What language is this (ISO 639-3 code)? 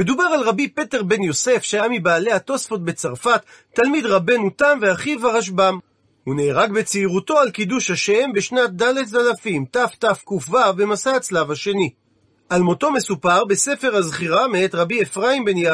heb